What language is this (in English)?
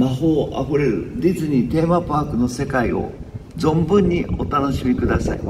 Japanese